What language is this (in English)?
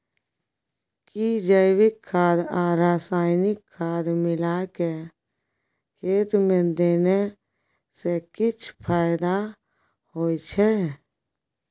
Maithili